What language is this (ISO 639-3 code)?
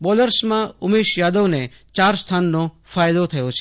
guj